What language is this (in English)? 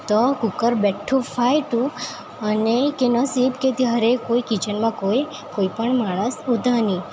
Gujarati